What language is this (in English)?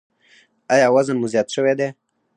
Pashto